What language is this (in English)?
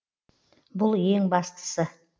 Kazakh